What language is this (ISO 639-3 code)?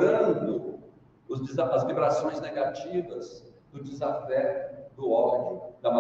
por